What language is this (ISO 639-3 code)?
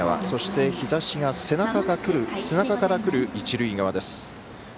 jpn